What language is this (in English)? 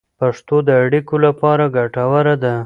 Pashto